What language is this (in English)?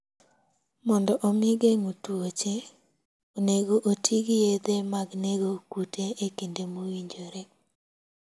Luo (Kenya and Tanzania)